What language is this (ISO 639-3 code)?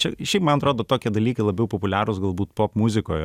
lit